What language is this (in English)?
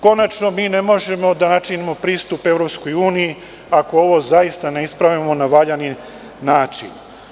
Serbian